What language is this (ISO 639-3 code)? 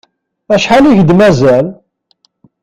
kab